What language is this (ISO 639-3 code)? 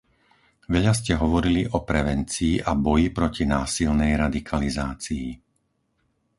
slk